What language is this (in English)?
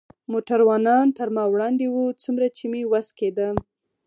Pashto